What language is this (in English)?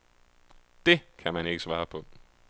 Danish